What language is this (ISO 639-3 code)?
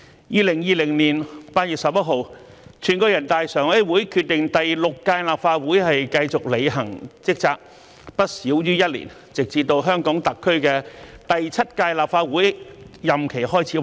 yue